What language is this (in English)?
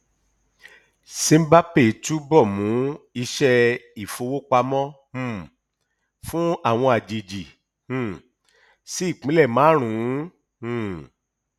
Yoruba